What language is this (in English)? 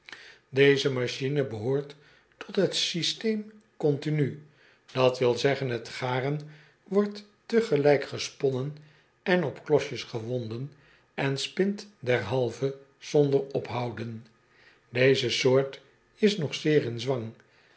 Dutch